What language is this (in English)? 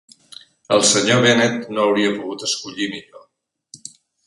Catalan